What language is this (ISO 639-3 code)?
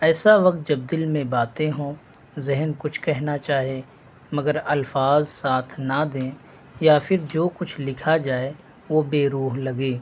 urd